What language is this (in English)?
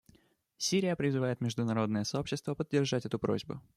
Russian